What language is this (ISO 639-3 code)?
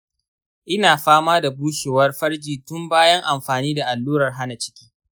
hau